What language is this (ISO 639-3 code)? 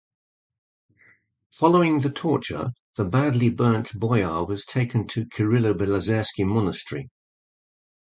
eng